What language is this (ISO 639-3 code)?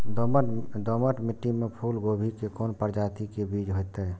mai